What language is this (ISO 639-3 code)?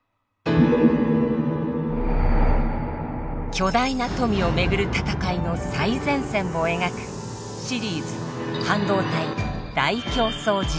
jpn